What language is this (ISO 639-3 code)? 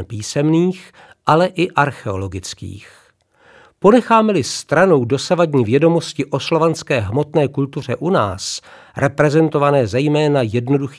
ces